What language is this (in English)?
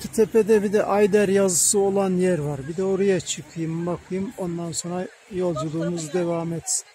Turkish